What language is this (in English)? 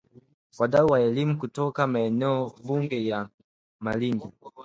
Swahili